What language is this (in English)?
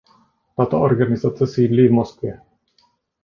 Czech